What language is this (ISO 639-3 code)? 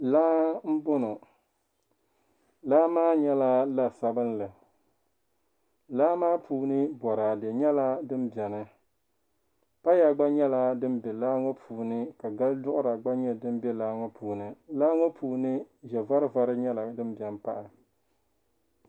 dag